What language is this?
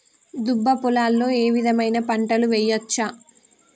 Telugu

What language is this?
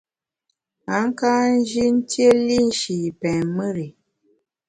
Bamun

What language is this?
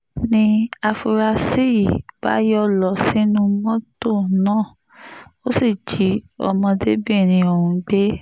Yoruba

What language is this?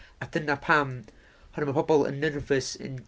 Welsh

